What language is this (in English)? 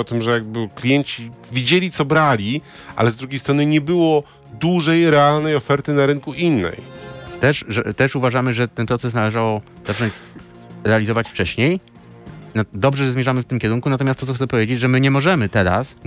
Polish